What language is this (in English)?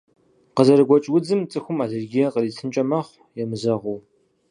Kabardian